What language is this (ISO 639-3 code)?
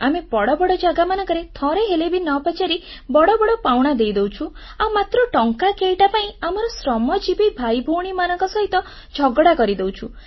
ori